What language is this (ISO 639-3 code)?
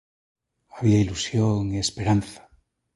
glg